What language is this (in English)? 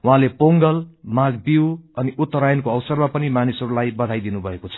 Nepali